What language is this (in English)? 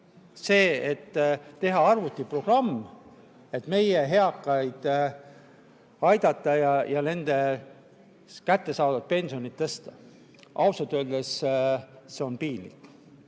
Estonian